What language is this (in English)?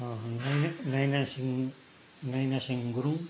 Nepali